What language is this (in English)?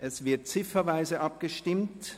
Swiss German